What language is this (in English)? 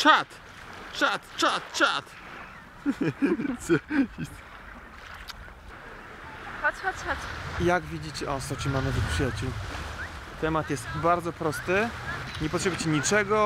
Polish